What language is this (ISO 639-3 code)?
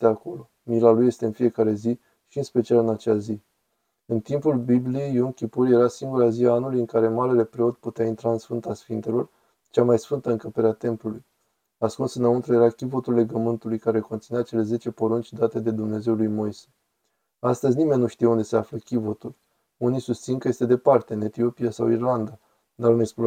ron